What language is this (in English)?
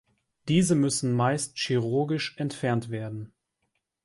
German